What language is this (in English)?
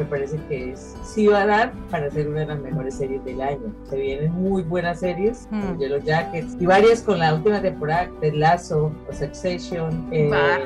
Spanish